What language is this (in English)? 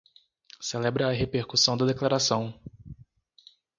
Portuguese